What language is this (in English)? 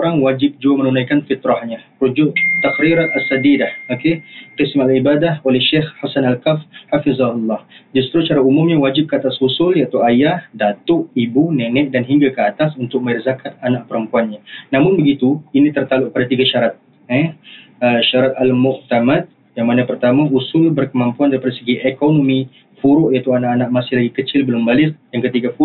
Malay